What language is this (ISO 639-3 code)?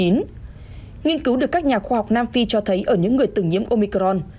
vie